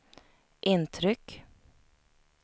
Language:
Swedish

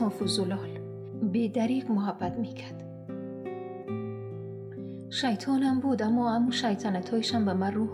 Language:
Persian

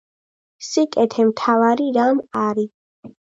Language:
Georgian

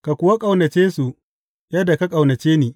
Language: Hausa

